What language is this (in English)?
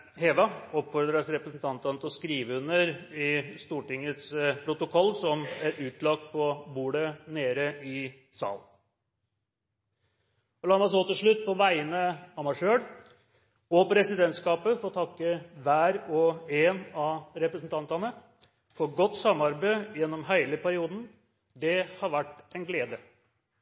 Norwegian Bokmål